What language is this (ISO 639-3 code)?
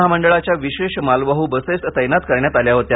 mar